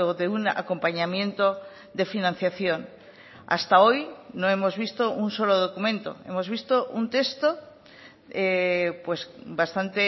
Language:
Spanish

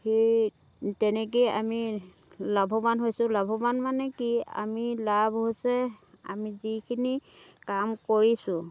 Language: Assamese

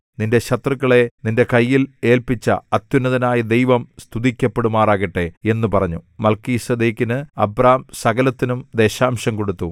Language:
Malayalam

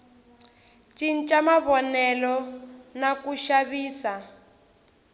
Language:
Tsonga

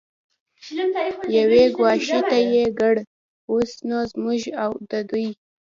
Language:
Pashto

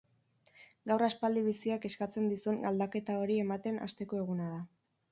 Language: Basque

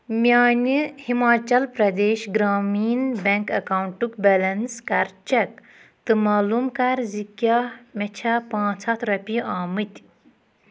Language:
Kashmiri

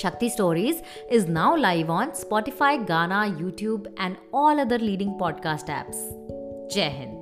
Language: Hindi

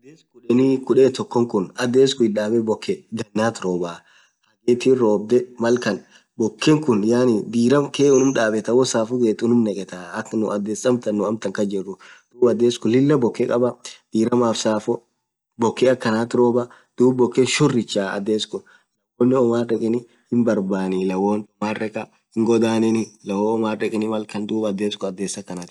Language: Orma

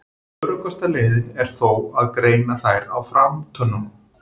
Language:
Icelandic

